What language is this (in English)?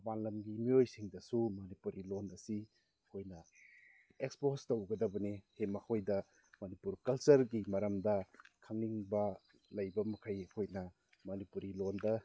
Manipuri